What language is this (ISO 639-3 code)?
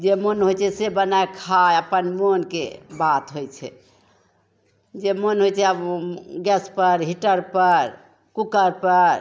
mai